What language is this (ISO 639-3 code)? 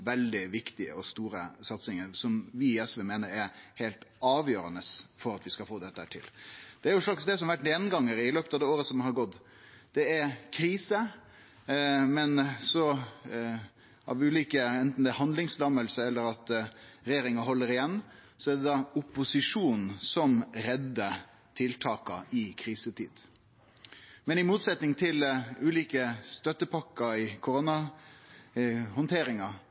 nno